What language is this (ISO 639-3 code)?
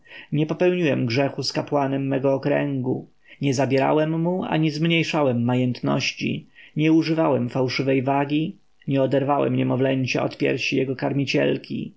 pol